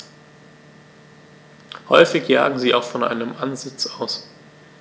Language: German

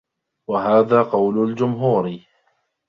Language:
Arabic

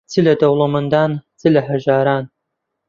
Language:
Central Kurdish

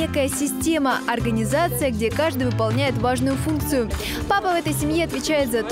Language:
Russian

